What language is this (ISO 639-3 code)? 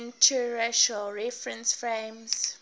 eng